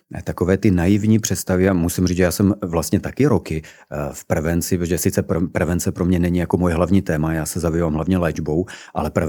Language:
Czech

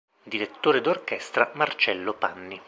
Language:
Italian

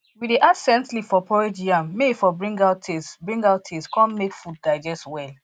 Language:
Nigerian Pidgin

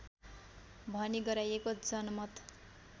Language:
Nepali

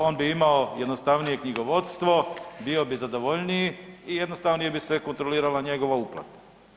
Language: Croatian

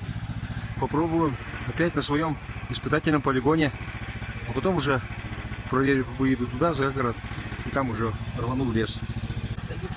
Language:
Russian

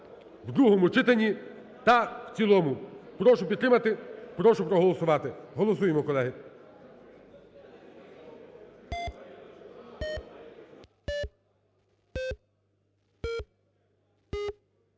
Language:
Ukrainian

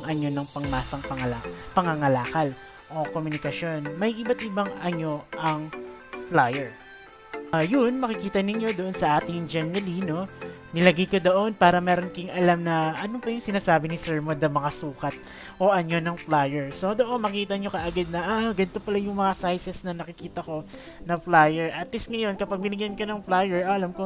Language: Filipino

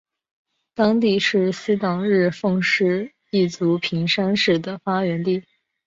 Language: Chinese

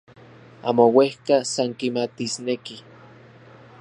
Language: Central Puebla Nahuatl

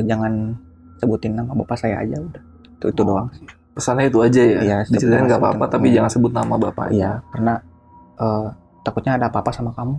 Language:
Indonesian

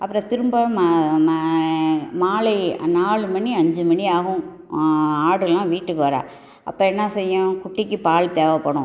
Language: Tamil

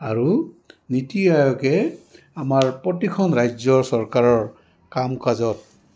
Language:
Assamese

